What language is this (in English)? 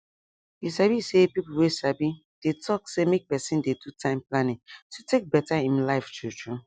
Nigerian Pidgin